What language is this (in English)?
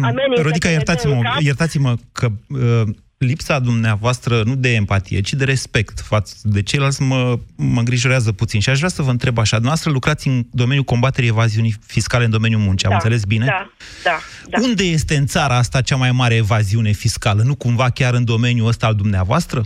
Romanian